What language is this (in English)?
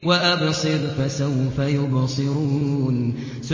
Arabic